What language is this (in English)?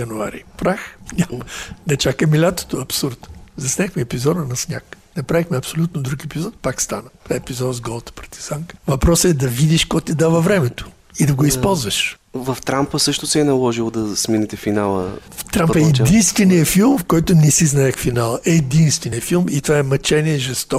Bulgarian